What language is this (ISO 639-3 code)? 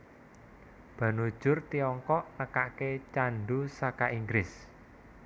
jav